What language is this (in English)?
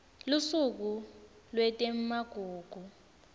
Swati